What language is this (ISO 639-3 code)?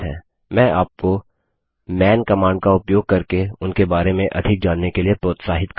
hin